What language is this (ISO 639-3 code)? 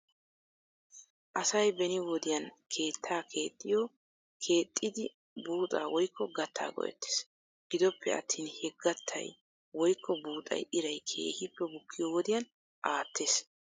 wal